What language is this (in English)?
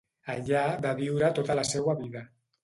Catalan